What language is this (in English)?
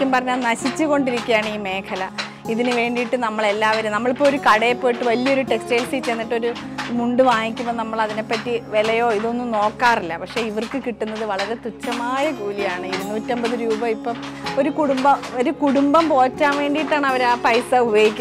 Malayalam